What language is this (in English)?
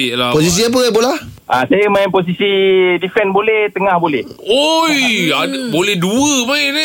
Malay